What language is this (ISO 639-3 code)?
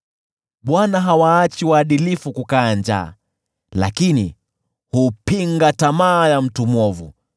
swa